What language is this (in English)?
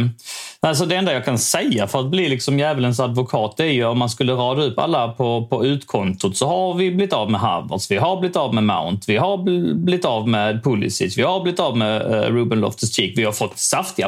Swedish